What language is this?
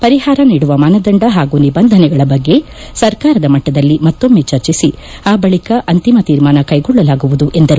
Kannada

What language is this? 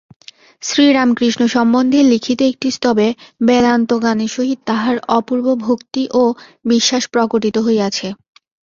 Bangla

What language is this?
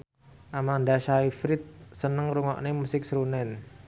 Javanese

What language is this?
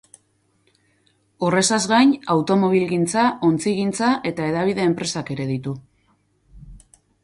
Basque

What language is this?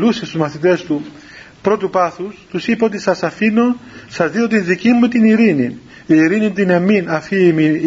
Greek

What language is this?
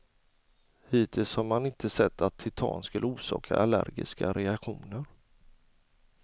Swedish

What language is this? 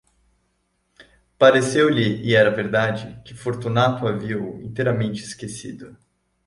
Portuguese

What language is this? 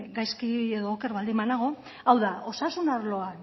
Basque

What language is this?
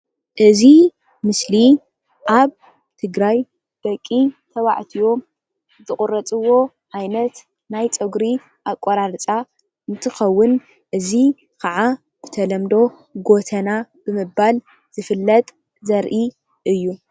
Tigrinya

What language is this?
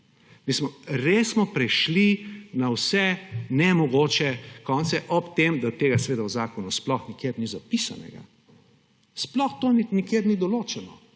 Slovenian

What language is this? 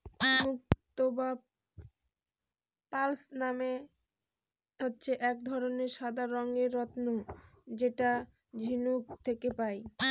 Bangla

